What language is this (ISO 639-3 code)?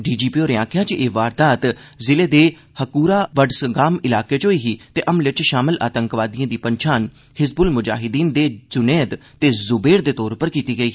doi